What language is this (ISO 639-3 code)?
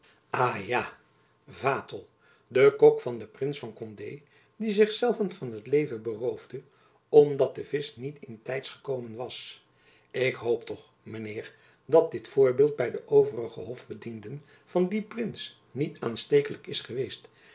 nld